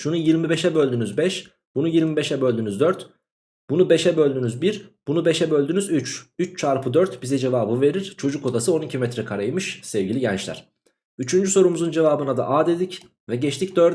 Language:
Turkish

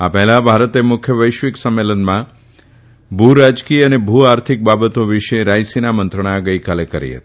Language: Gujarati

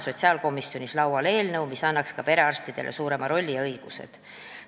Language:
Estonian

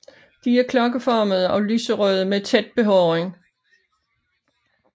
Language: Danish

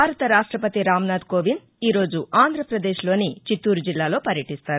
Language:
Telugu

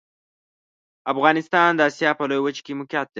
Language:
Pashto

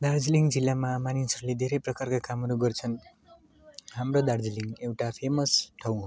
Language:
Nepali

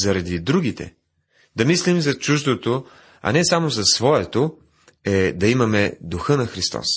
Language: Bulgarian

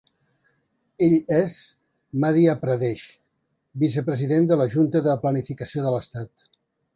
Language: Catalan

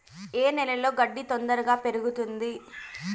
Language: Telugu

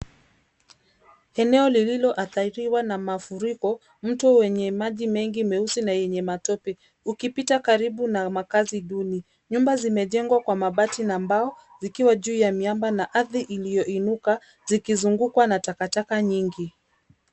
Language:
Swahili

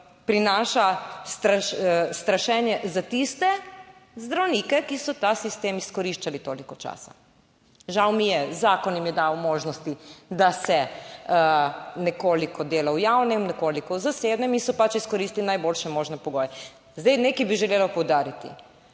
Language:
Slovenian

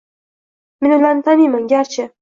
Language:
Uzbek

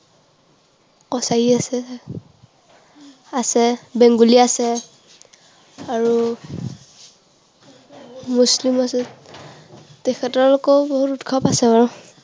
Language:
Assamese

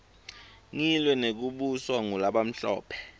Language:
Swati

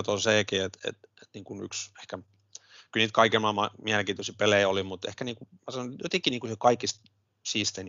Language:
Finnish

